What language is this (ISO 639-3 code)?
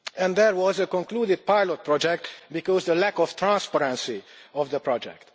eng